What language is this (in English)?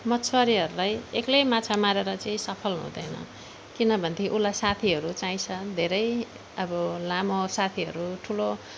Nepali